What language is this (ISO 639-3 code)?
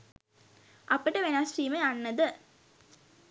sin